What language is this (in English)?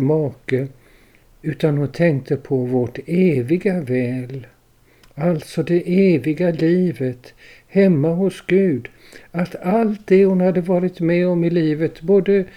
Swedish